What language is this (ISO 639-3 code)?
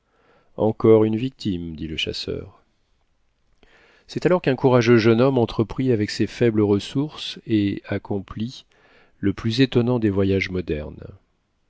fra